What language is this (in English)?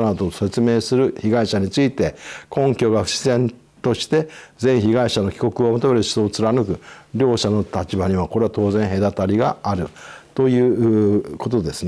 Japanese